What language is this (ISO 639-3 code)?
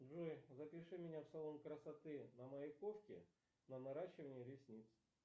rus